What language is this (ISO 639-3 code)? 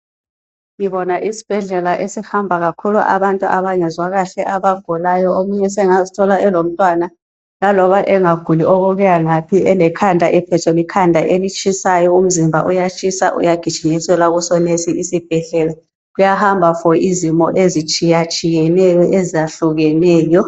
nde